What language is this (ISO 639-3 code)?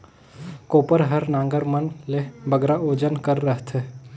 hne